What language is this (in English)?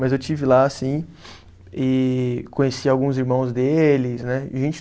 Portuguese